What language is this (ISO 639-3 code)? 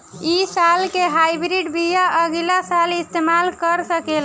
bho